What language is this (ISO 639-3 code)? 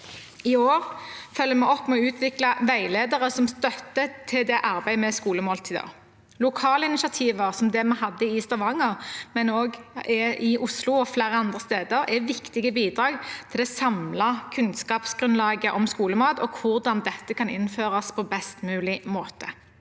nor